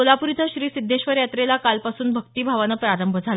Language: Marathi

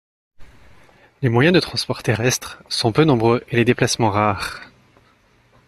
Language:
French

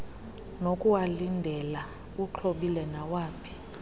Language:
Xhosa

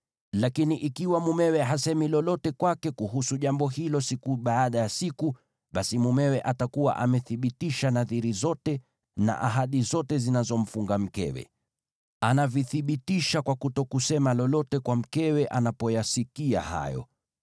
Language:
Swahili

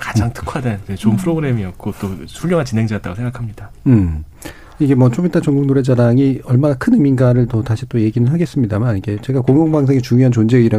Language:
Korean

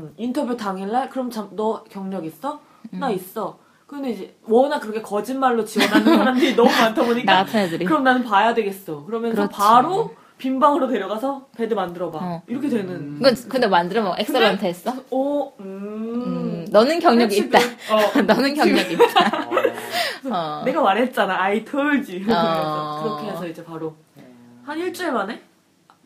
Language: Korean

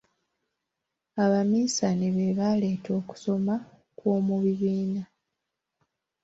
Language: Ganda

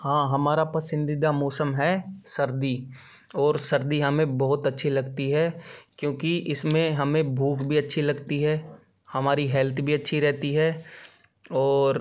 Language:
Hindi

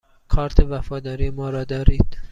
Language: Persian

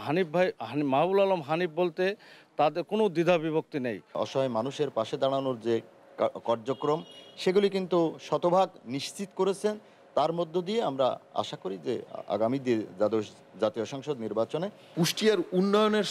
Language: Romanian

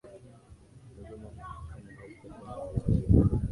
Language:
Swahili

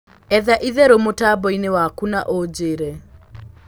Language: Kikuyu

